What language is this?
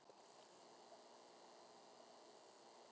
Icelandic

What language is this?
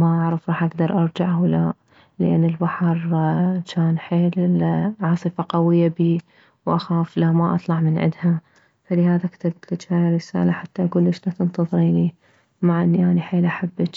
Mesopotamian Arabic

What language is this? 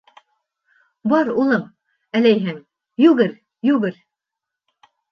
Bashkir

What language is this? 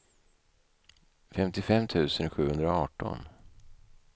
Swedish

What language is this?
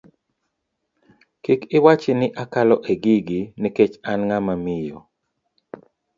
Luo (Kenya and Tanzania)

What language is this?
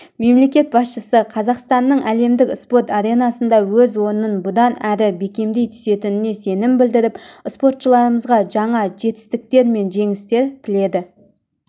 Kazakh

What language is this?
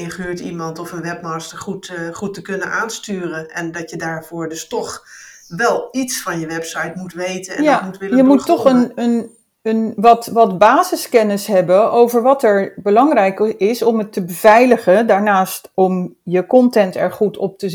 Dutch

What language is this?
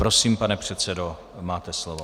Czech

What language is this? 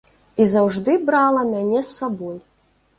Belarusian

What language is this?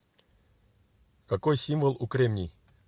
Russian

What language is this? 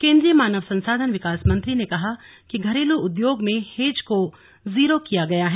Hindi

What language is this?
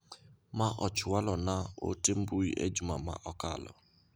Luo (Kenya and Tanzania)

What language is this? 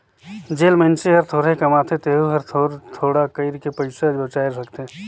Chhattisgarhi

